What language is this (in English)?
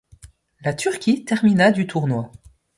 French